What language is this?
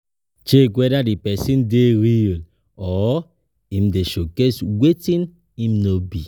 Nigerian Pidgin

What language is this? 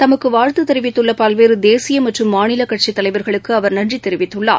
Tamil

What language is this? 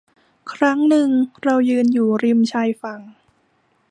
Thai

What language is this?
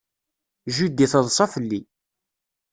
Kabyle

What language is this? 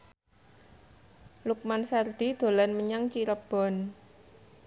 Javanese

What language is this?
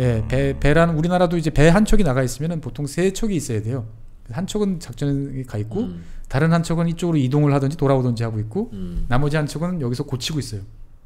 Korean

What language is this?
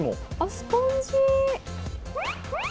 Japanese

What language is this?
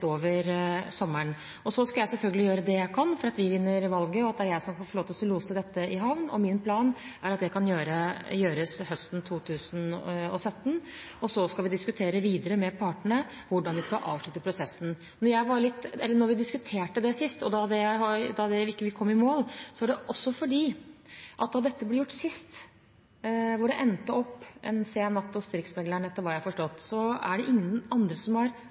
Norwegian Bokmål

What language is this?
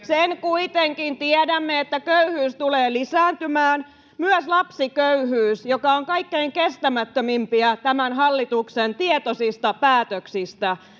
Finnish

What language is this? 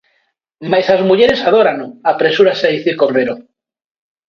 Galician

